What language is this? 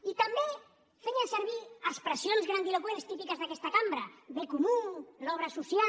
Catalan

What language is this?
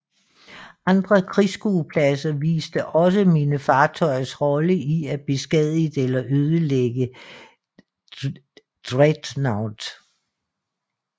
Danish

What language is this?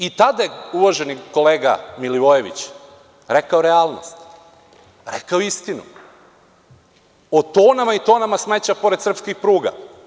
Serbian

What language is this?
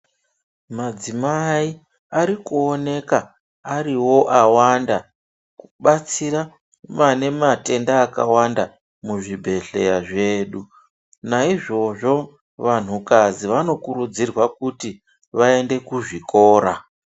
Ndau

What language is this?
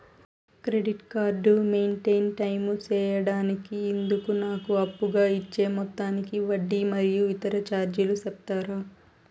Telugu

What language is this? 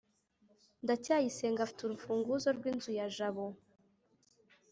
Kinyarwanda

